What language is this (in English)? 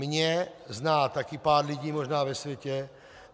Czech